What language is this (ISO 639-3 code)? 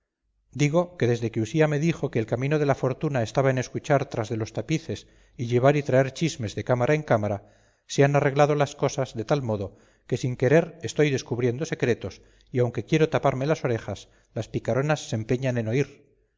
spa